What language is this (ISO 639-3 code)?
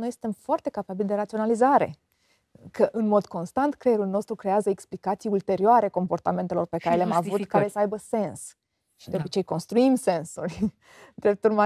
ron